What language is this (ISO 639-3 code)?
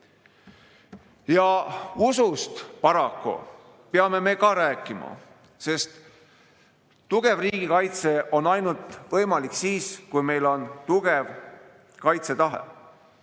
est